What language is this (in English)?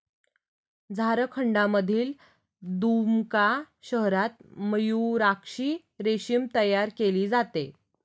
Marathi